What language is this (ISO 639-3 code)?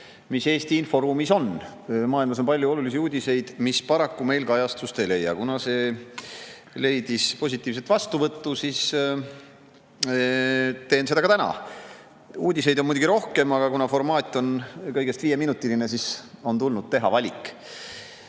est